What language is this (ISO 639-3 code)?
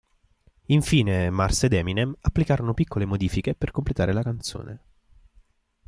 ita